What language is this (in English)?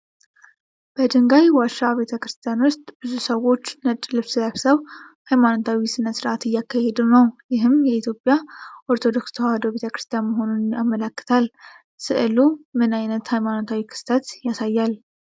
Amharic